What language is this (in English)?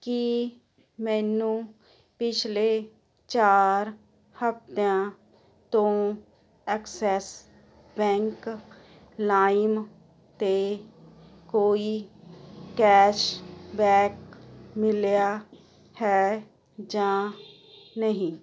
Punjabi